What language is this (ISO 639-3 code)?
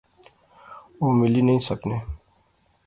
phr